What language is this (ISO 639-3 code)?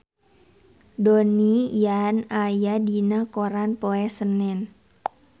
sun